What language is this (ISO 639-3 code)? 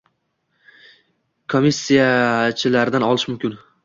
uzb